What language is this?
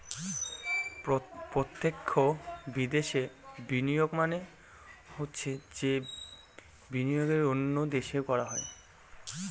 Bangla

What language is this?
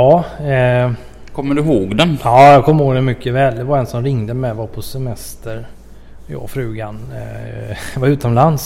Swedish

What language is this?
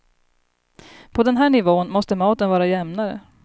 Swedish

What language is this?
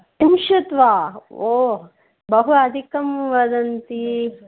Sanskrit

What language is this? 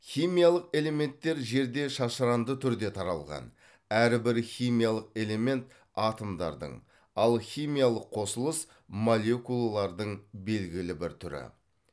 Kazakh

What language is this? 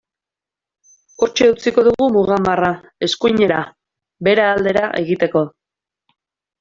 Basque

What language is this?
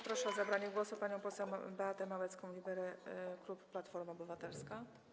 Polish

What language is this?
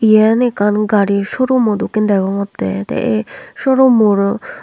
Chakma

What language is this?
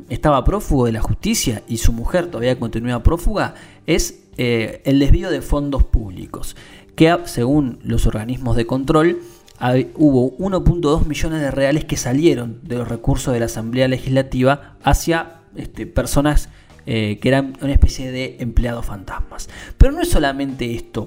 Spanish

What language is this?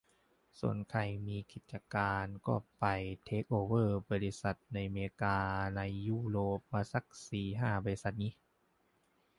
Thai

